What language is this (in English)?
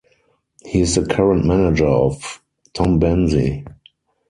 English